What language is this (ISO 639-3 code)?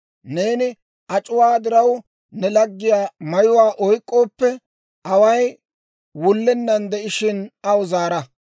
dwr